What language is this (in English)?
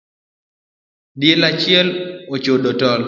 Luo (Kenya and Tanzania)